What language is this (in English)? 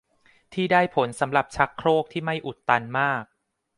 Thai